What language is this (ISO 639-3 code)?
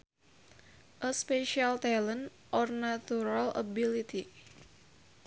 sun